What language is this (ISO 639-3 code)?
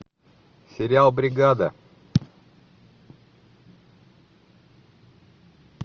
rus